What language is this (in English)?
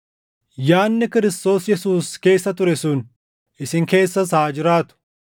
Oromo